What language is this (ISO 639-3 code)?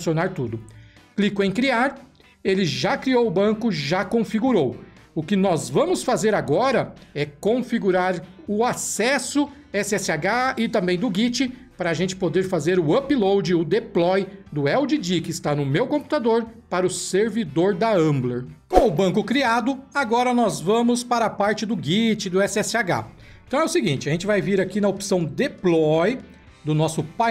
por